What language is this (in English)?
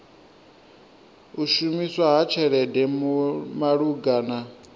Venda